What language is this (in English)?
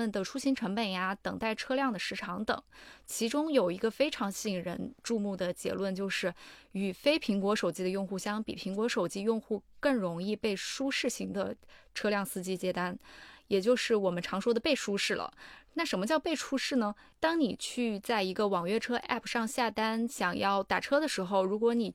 Chinese